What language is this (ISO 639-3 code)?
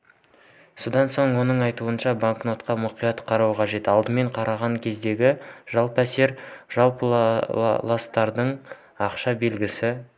kaz